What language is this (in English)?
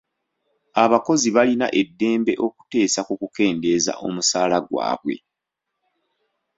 Ganda